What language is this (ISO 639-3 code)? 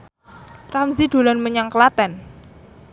jav